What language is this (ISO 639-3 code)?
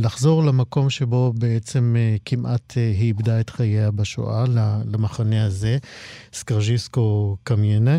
heb